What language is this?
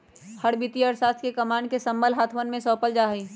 Magahi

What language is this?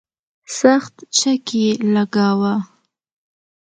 Pashto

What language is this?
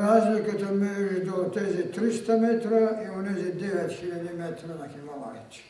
Bulgarian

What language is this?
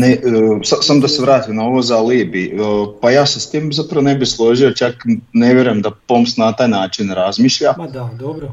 Croatian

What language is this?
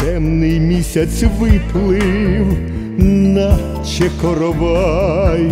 Ukrainian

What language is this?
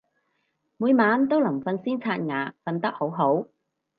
Cantonese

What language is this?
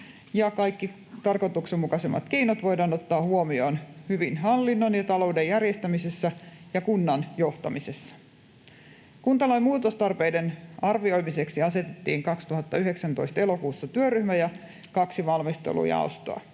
Finnish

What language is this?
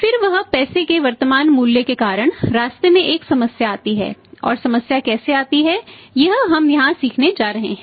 Hindi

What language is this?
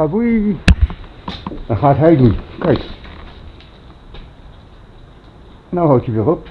Dutch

